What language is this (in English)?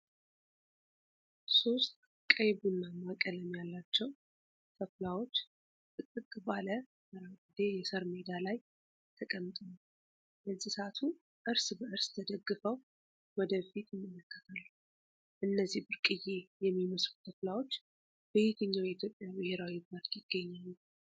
Amharic